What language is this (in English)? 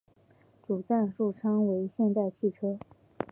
Chinese